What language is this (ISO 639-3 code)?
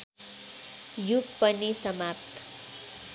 nep